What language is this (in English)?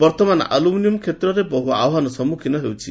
Odia